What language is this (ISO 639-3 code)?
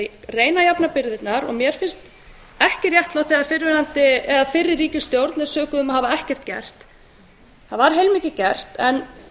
isl